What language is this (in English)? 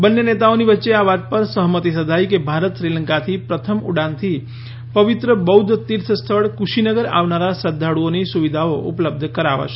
Gujarati